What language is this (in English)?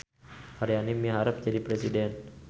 Sundanese